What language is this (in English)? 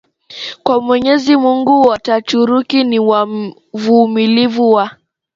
Swahili